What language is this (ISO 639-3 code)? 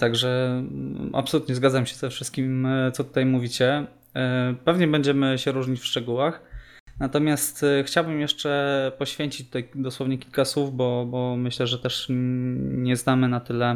pol